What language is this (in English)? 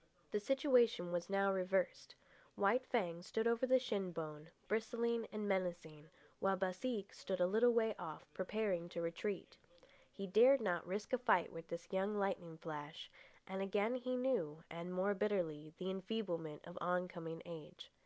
English